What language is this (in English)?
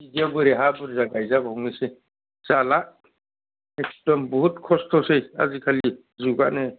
Bodo